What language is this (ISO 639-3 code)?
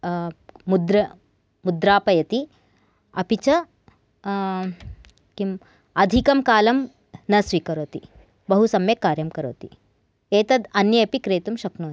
san